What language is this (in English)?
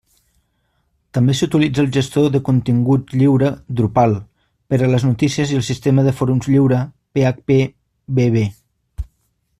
Catalan